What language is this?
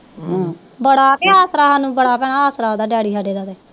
Punjabi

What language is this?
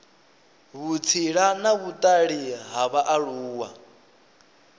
Venda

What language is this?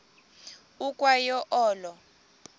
Xhosa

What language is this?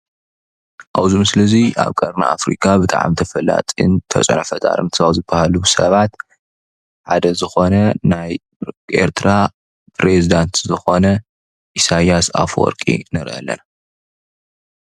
Tigrinya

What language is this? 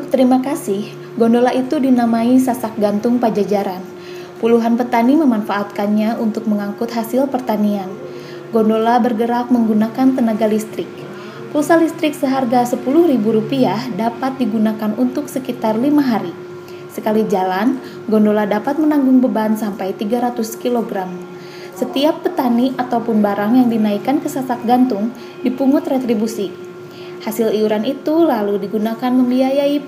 Indonesian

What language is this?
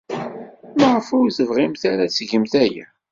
Kabyle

